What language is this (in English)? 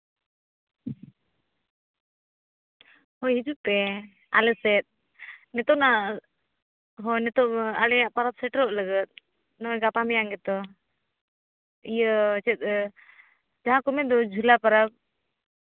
Santali